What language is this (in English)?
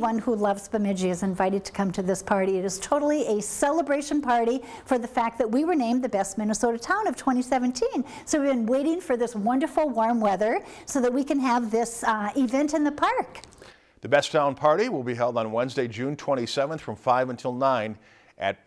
English